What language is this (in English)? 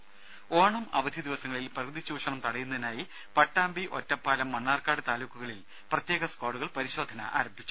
Malayalam